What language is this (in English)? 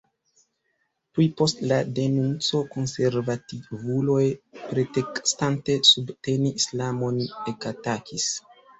Esperanto